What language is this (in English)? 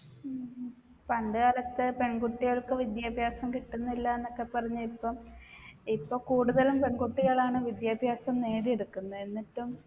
Malayalam